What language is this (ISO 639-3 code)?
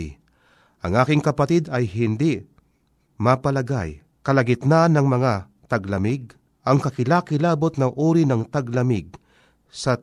fil